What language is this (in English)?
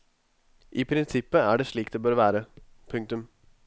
Norwegian